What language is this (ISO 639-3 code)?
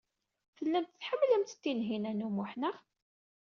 kab